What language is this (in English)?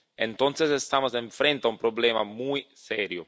Spanish